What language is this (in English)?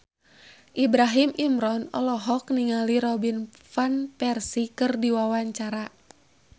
Sundanese